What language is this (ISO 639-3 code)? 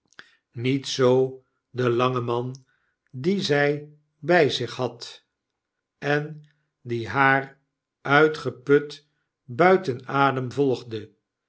nld